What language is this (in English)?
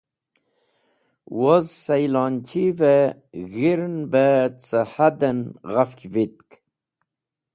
Wakhi